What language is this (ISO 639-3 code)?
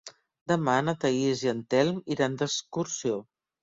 cat